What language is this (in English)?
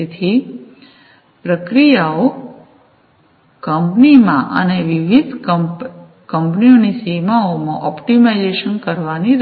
Gujarati